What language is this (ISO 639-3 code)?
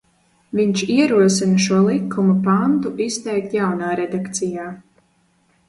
lav